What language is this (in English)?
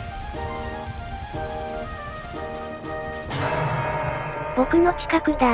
Japanese